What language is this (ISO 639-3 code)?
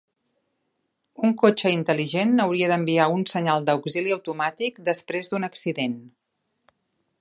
cat